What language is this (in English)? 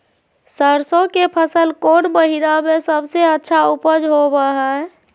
Magahi